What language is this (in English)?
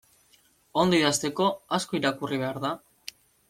Basque